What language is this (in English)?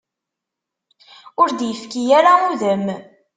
Kabyle